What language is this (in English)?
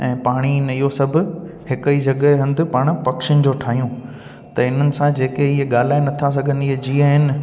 Sindhi